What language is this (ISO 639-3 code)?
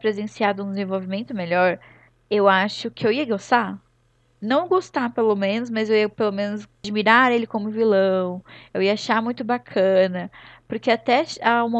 por